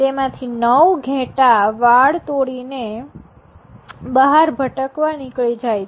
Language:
Gujarati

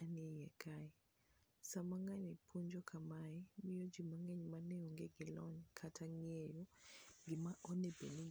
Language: Luo (Kenya and Tanzania)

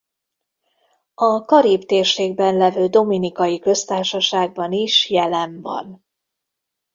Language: Hungarian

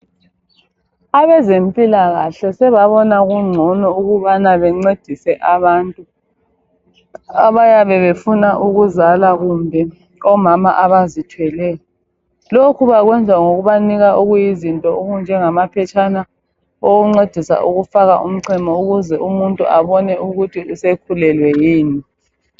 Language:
North Ndebele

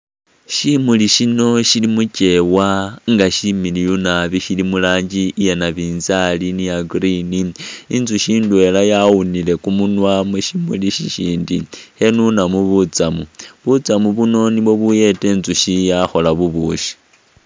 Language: Masaaba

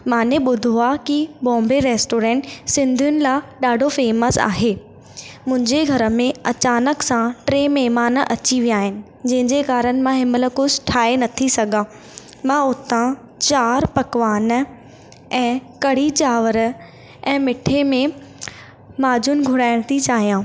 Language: Sindhi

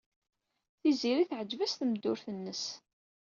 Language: Kabyle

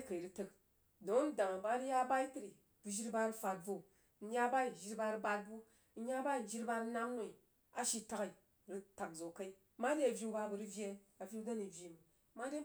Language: Jiba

